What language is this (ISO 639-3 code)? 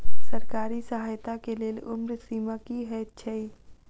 mai